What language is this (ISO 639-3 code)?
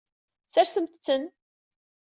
kab